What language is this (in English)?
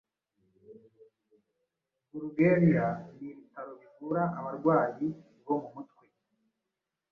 Kinyarwanda